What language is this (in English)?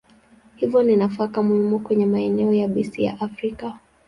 Swahili